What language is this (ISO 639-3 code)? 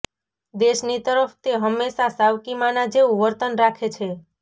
guj